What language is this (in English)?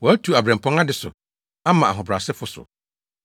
Akan